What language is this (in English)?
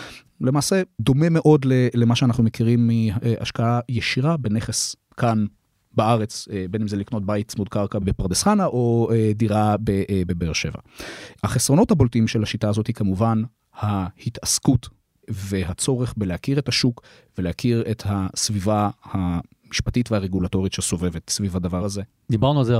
Hebrew